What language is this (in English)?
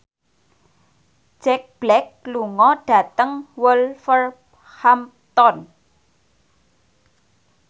Javanese